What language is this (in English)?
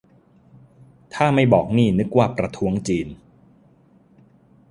Thai